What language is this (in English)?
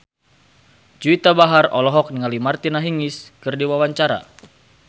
Sundanese